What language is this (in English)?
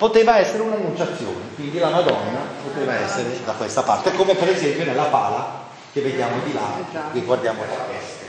Italian